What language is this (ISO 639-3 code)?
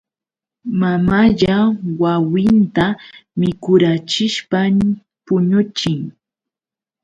qux